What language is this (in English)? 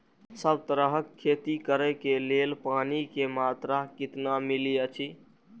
Maithili